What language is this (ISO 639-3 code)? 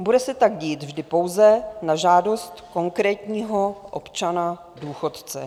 ces